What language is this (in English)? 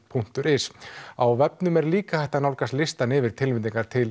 Icelandic